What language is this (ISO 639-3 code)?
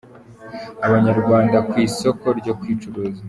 kin